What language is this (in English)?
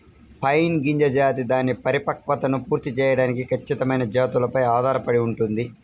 Telugu